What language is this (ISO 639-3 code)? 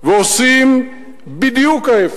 heb